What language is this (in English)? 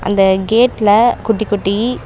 Tamil